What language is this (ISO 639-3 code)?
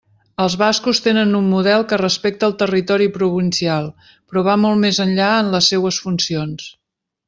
cat